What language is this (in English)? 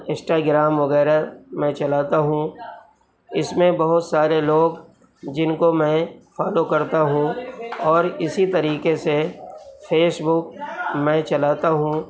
Urdu